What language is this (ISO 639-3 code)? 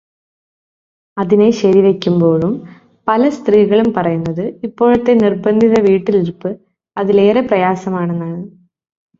mal